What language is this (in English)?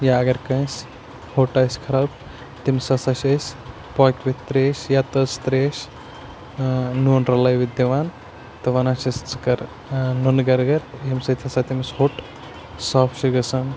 Kashmiri